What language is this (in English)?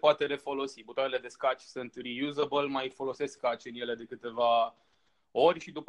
Romanian